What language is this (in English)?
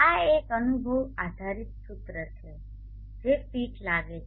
Gujarati